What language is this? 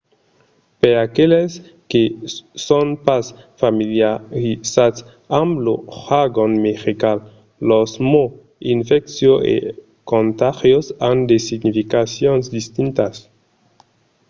Occitan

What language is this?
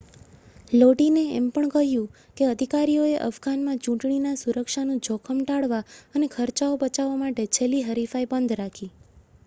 Gujarati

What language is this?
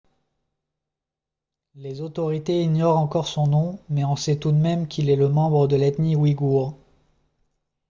French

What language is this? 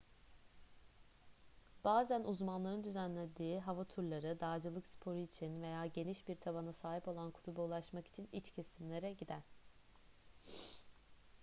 Turkish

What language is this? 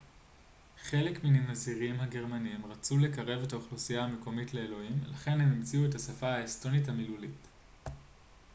Hebrew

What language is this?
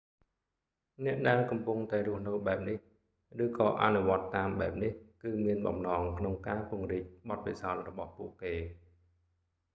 Khmer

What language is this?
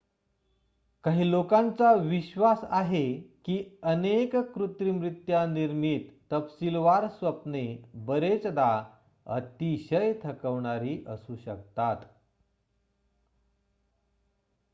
Marathi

